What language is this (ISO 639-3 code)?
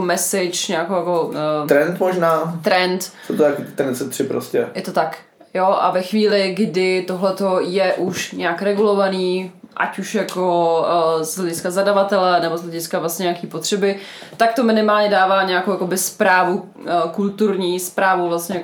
ces